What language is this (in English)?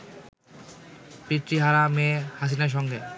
Bangla